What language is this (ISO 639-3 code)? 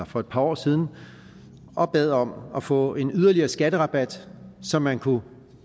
dan